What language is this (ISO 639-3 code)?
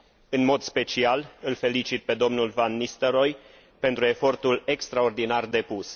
ron